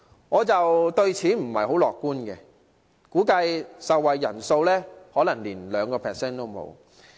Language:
Cantonese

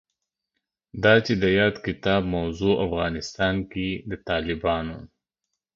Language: Pashto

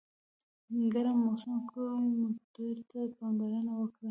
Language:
Pashto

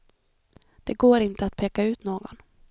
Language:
Swedish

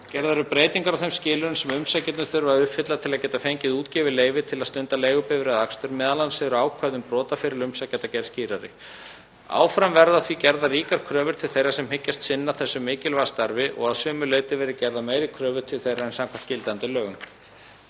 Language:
Icelandic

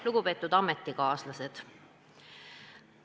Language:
Estonian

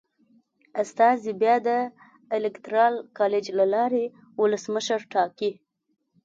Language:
Pashto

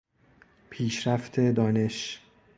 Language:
Persian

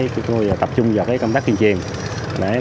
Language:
Vietnamese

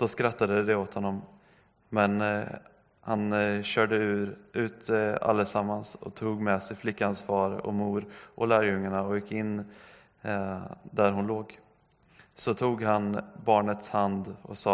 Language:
Swedish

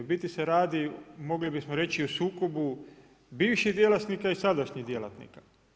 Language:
Croatian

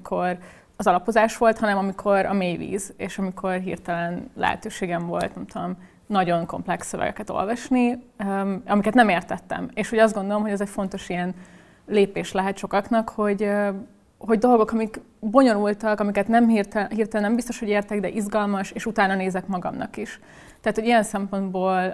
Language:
Hungarian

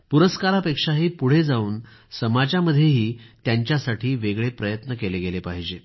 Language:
Marathi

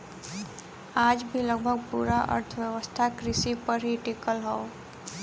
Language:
Bhojpuri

